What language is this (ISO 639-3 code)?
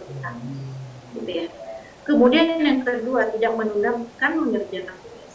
ind